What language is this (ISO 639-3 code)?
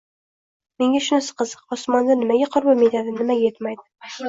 uzb